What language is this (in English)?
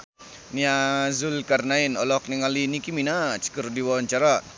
Sundanese